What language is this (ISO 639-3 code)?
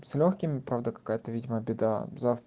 rus